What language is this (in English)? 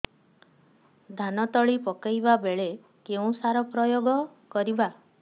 Odia